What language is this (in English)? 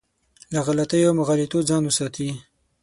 Pashto